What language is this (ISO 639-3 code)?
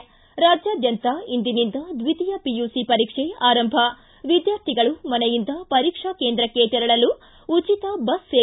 kan